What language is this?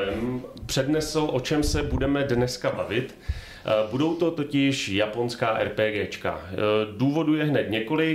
Czech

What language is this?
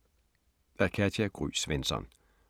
Danish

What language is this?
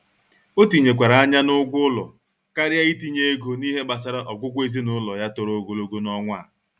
Igbo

